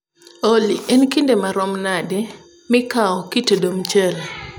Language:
Luo (Kenya and Tanzania)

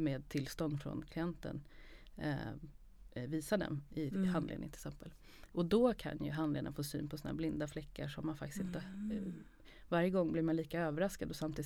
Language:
Swedish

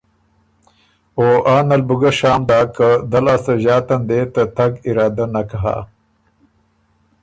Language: Ormuri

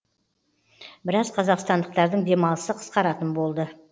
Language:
Kazakh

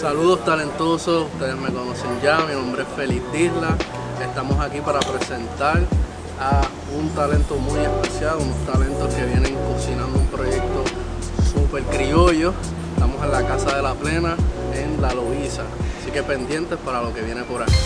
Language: Spanish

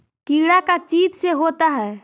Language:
Magahi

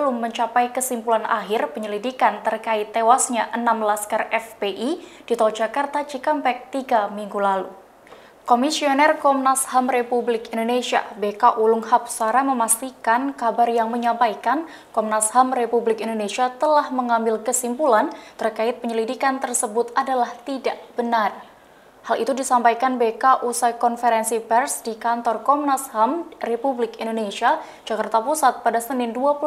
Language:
Indonesian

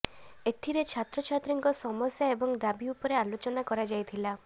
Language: Odia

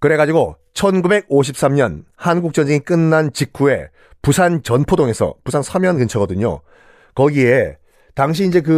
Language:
Korean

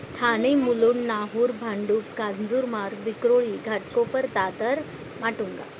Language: Marathi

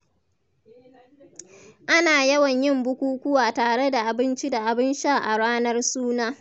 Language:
Hausa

